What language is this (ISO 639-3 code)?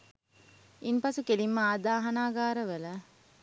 sin